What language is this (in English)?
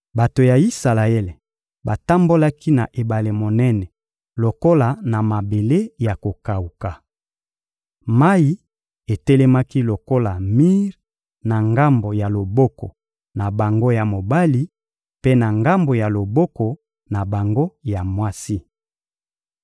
Lingala